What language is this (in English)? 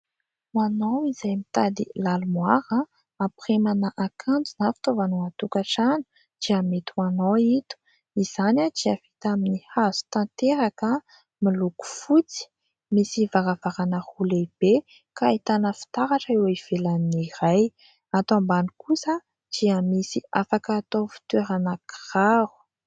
Malagasy